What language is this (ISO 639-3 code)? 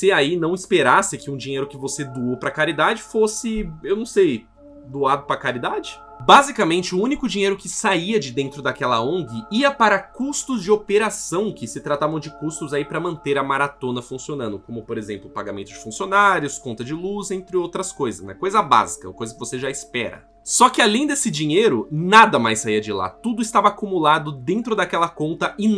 por